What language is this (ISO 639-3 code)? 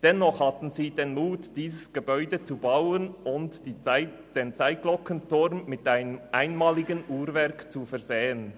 gsw